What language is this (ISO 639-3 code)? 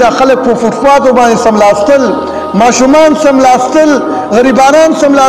ara